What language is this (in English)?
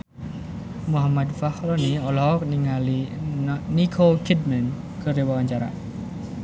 Sundanese